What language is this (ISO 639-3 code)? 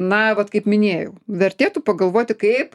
lit